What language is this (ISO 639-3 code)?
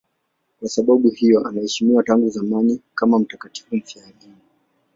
swa